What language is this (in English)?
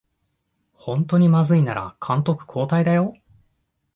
Japanese